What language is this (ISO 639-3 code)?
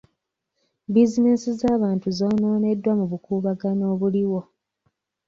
lug